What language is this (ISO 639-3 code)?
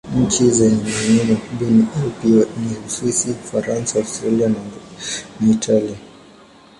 swa